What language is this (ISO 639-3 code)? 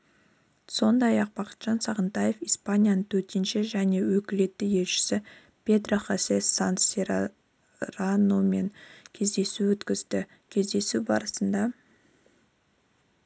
kaz